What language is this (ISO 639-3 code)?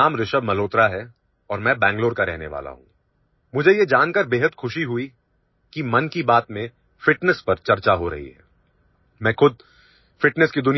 guj